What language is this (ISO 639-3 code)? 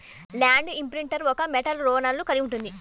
tel